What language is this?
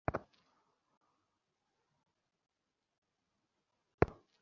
Bangla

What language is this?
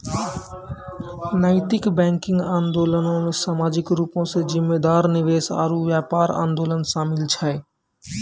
Maithili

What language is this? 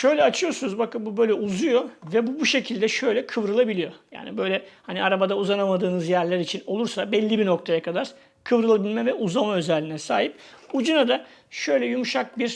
Turkish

